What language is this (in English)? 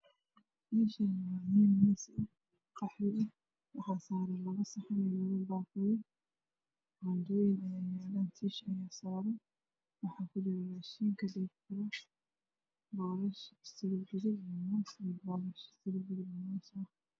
Somali